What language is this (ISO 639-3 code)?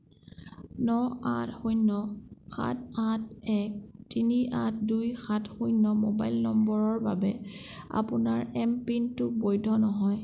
asm